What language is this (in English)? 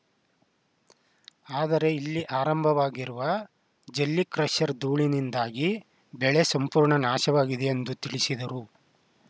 Kannada